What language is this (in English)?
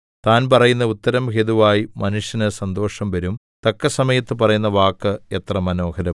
Malayalam